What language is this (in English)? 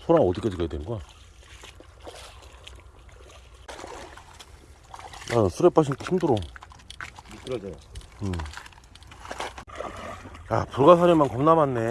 Korean